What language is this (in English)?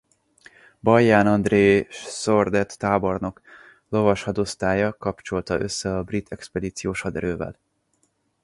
Hungarian